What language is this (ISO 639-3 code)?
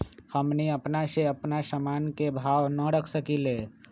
mag